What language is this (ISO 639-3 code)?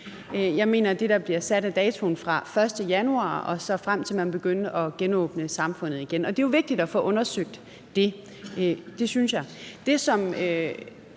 dan